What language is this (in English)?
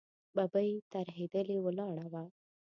Pashto